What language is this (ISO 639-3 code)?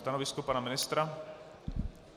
ces